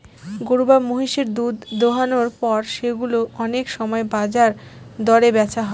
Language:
Bangla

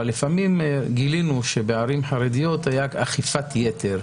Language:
Hebrew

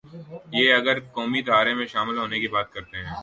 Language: Urdu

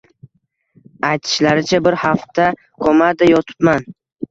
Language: Uzbek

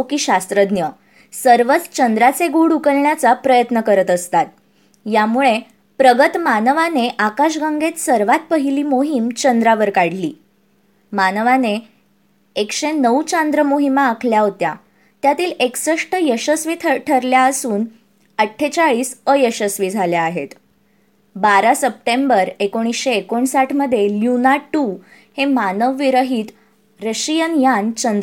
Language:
Marathi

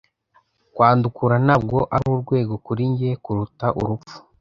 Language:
Kinyarwanda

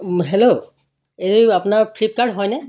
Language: Assamese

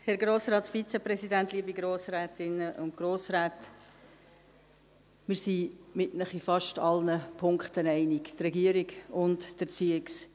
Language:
Swiss German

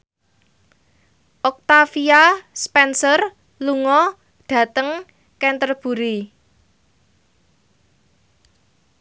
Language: Javanese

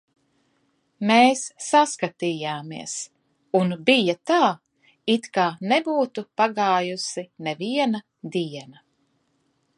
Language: Latvian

